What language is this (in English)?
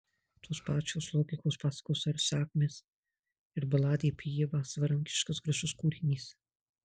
Lithuanian